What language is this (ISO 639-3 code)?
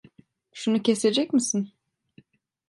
tur